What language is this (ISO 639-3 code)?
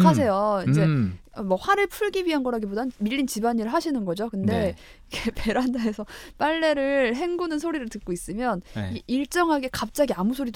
kor